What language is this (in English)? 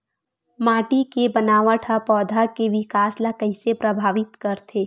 Chhattisgarhi